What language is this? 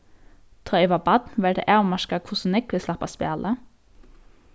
Faroese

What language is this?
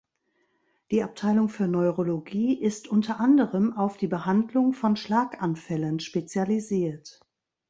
German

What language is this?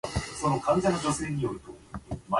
English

